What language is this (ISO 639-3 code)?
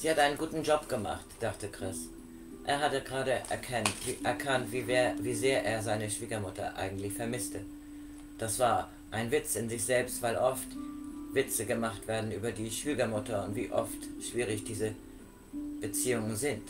deu